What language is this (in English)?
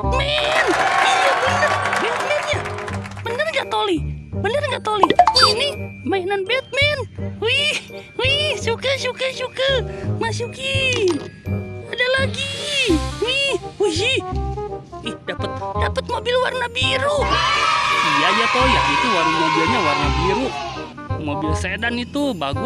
Indonesian